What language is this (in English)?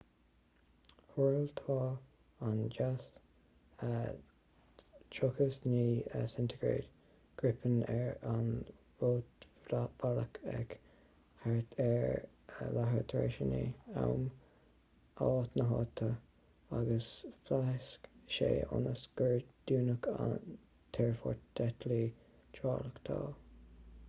Irish